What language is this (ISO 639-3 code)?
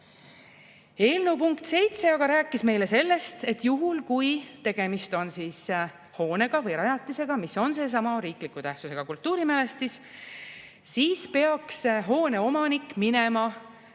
est